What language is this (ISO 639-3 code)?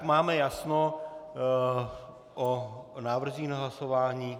ces